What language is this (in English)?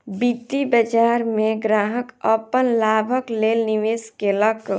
Maithili